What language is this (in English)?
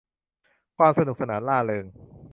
Thai